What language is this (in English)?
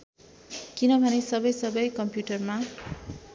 Nepali